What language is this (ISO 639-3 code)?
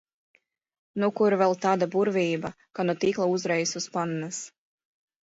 lav